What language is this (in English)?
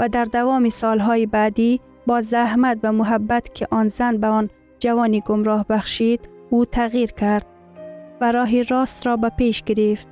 Persian